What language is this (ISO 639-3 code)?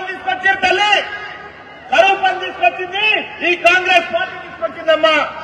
tel